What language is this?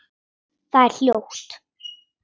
Icelandic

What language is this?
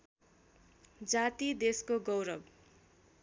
Nepali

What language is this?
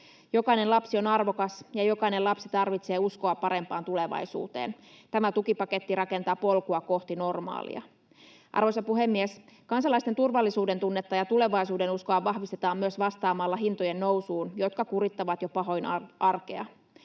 Finnish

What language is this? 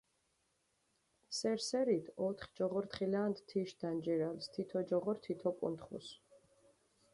Mingrelian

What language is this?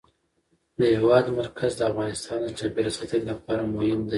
Pashto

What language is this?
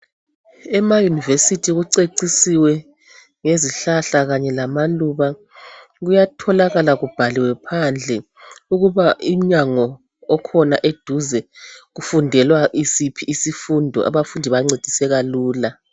North Ndebele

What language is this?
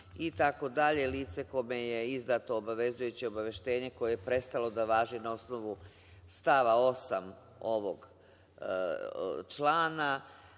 Serbian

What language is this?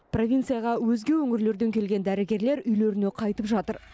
Kazakh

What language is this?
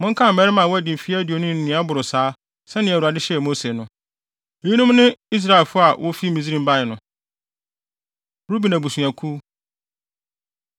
Akan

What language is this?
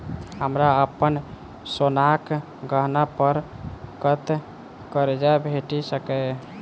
Maithili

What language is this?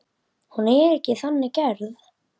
Icelandic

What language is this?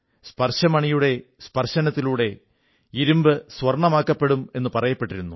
Malayalam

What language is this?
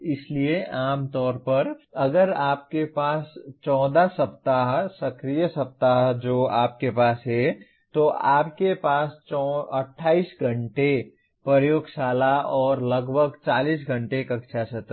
Hindi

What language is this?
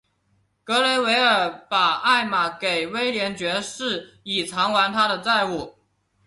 Chinese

